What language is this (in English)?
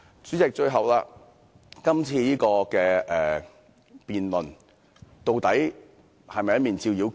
Cantonese